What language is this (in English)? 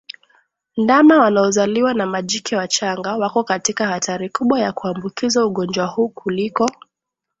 Swahili